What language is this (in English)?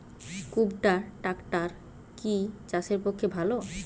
Bangla